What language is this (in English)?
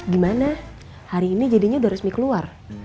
Indonesian